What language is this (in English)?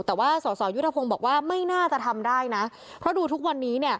Thai